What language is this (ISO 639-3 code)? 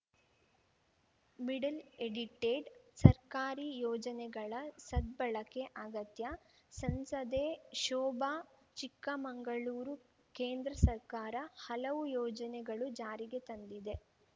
kan